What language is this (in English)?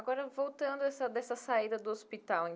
Portuguese